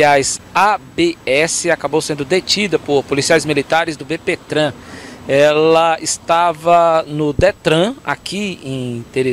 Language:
Portuguese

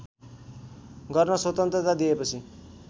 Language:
Nepali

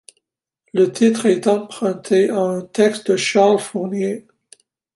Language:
French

